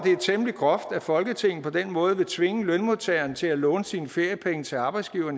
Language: Danish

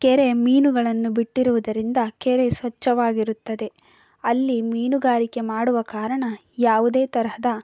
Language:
Kannada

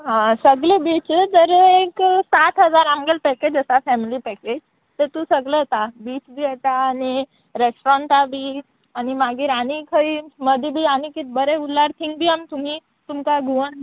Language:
Konkani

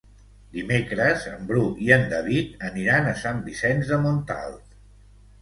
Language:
Catalan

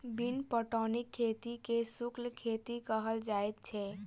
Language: Maithili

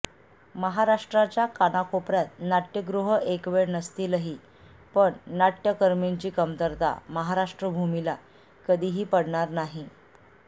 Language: Marathi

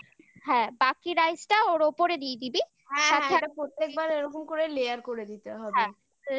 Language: Bangla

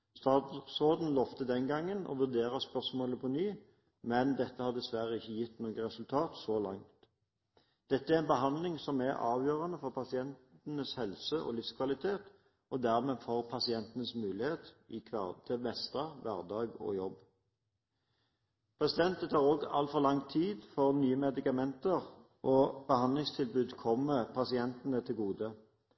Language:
Norwegian Bokmål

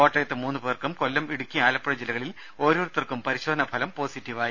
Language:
Malayalam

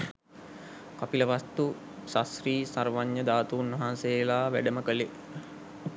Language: Sinhala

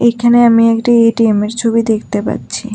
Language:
Bangla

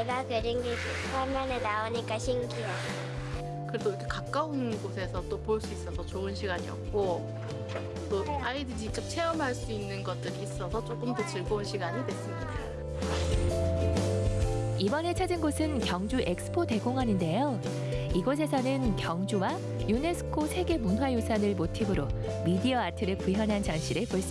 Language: Korean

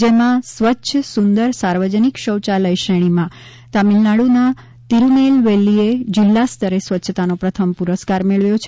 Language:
Gujarati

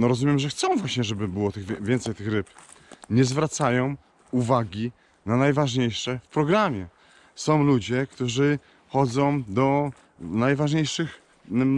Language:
Polish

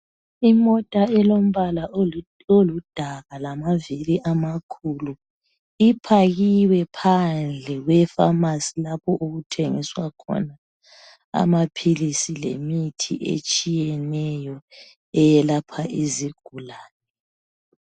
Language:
North Ndebele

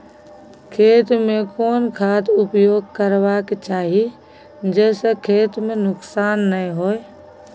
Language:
Maithili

